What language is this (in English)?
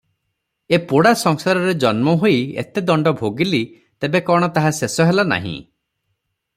Odia